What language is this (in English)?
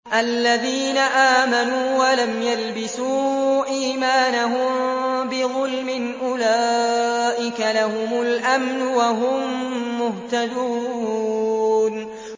Arabic